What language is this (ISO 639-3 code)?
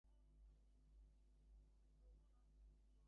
ben